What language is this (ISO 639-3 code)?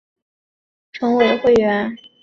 zho